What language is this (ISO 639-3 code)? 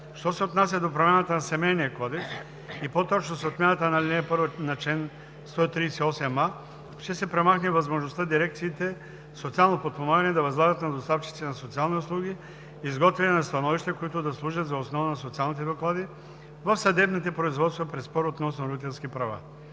bul